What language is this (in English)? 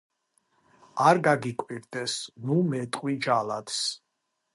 Georgian